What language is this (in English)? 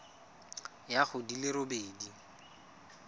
Tswana